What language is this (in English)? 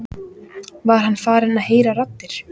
Icelandic